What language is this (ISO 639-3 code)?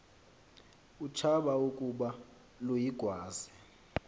xho